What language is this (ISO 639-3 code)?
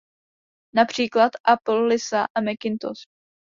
ces